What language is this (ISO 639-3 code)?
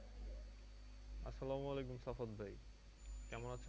ben